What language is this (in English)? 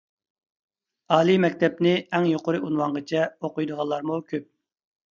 Uyghur